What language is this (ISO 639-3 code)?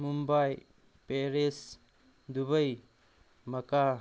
mni